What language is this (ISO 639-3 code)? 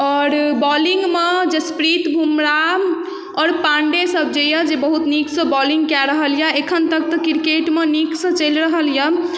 mai